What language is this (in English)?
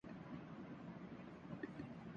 Urdu